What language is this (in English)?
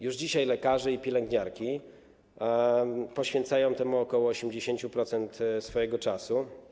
Polish